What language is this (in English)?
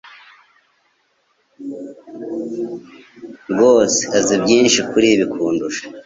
Kinyarwanda